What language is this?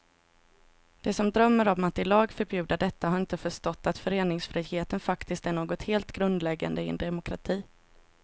Swedish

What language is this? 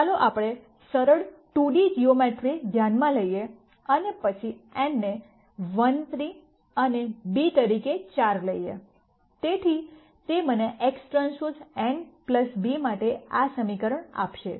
Gujarati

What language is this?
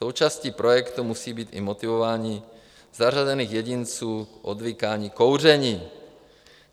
Czech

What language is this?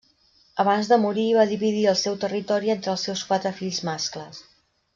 Catalan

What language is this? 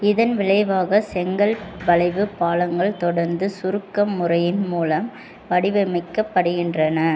Tamil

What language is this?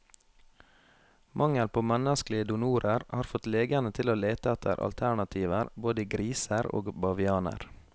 Norwegian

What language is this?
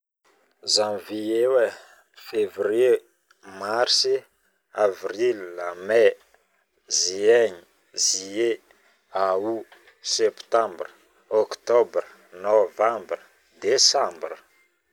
Northern Betsimisaraka Malagasy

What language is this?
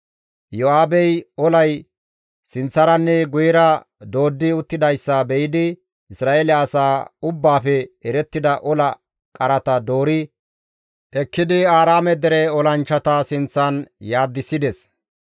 Gamo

